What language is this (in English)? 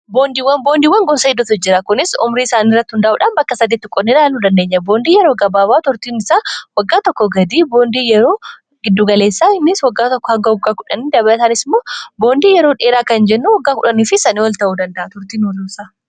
Oromo